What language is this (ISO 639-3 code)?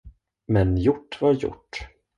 swe